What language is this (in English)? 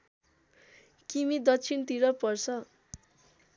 Nepali